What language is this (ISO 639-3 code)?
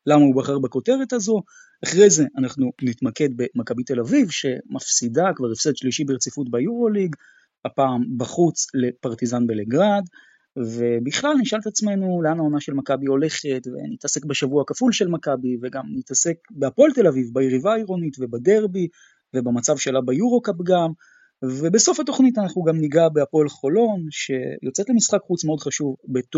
heb